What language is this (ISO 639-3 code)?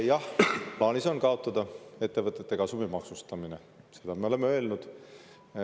est